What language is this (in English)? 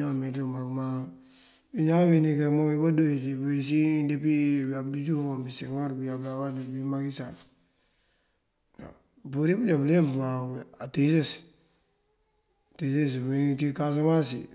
Mandjak